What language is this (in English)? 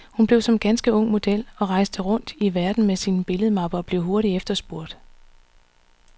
Danish